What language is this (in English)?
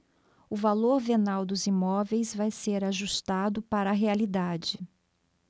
Portuguese